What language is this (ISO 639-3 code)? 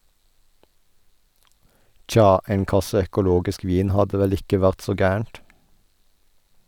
nor